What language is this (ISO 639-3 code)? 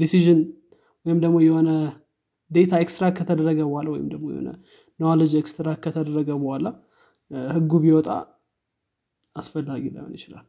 amh